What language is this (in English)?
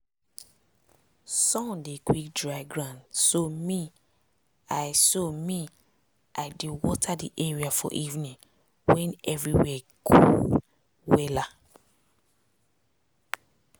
Nigerian Pidgin